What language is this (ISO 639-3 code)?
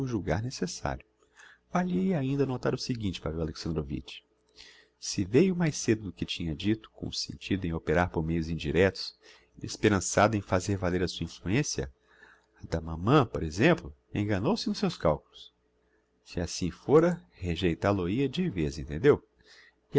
por